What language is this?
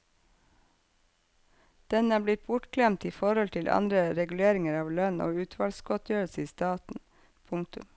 Norwegian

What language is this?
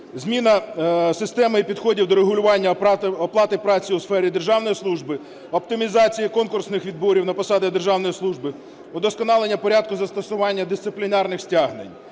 Ukrainian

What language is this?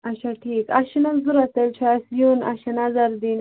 Kashmiri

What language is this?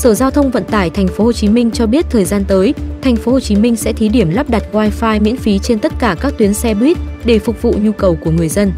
Vietnamese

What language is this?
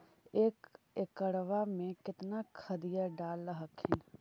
Magahi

